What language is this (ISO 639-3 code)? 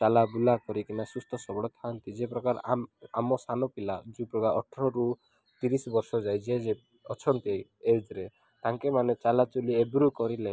ori